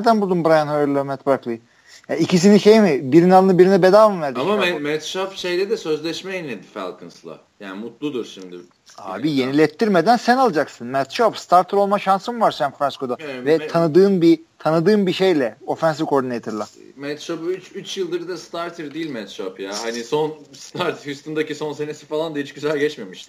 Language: Turkish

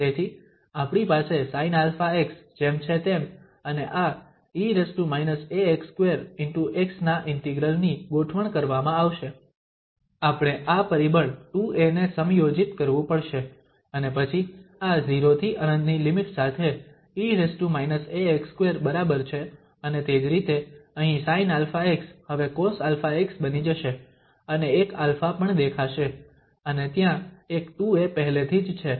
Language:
Gujarati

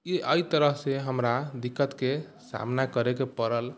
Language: Maithili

